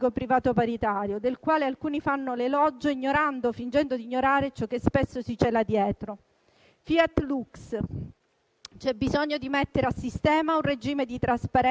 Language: Italian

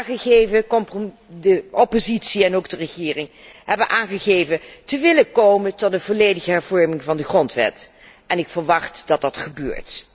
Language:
Dutch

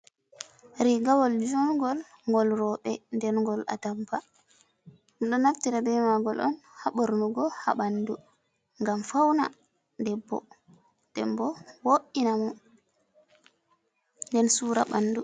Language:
Fula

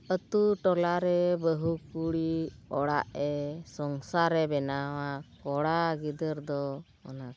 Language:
Santali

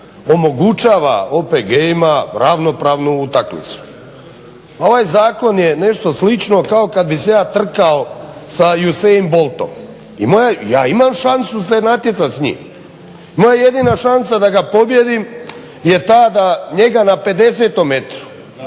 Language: Croatian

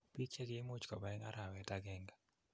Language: Kalenjin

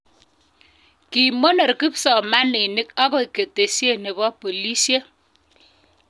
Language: Kalenjin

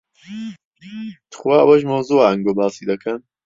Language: Central Kurdish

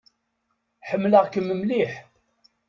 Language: Kabyle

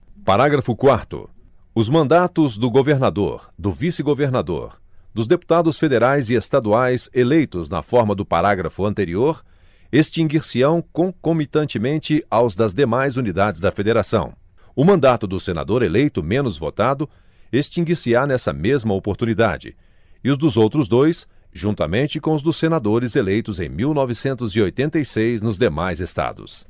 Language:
Portuguese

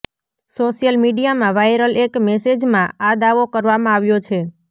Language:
Gujarati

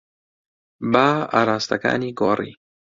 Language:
Central Kurdish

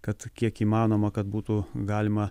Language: Lithuanian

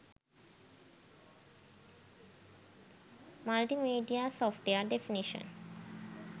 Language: Sinhala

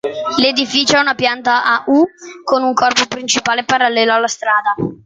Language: Italian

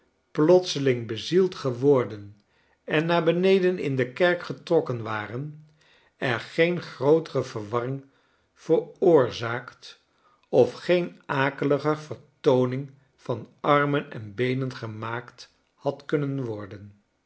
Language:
Dutch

